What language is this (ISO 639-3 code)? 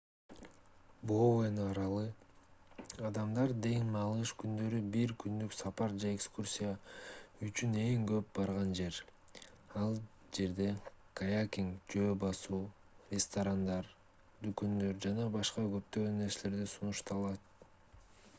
kir